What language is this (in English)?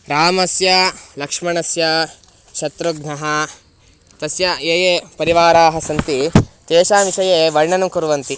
Sanskrit